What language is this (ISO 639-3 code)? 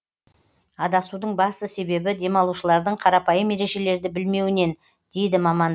kaz